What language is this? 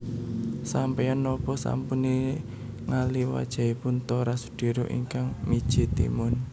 Javanese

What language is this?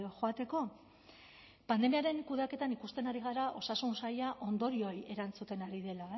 Basque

